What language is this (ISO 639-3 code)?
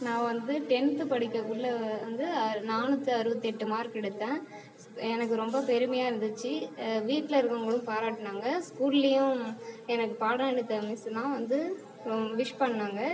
tam